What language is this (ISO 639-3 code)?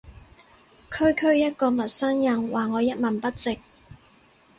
yue